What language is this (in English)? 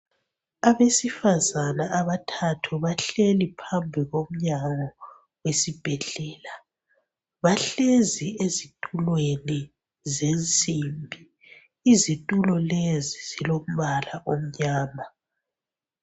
North Ndebele